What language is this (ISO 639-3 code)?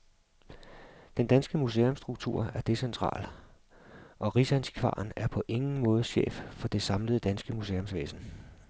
dan